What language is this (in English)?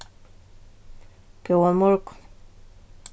Faroese